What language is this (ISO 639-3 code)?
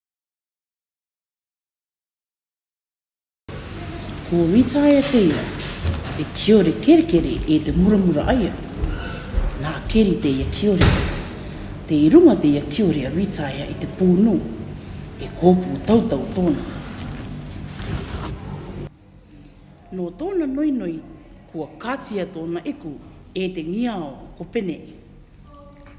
mri